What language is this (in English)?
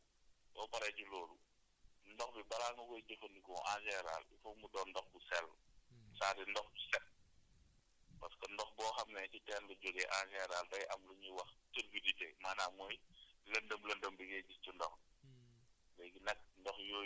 Wolof